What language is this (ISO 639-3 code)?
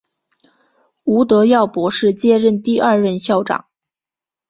zho